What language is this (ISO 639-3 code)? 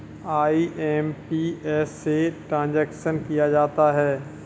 hin